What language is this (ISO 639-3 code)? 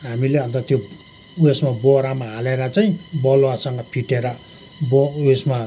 nep